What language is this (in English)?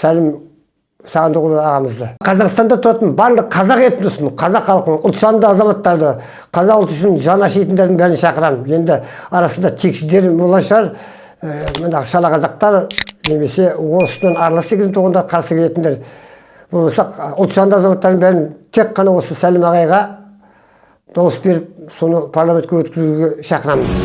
Turkish